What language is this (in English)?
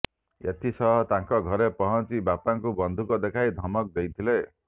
Odia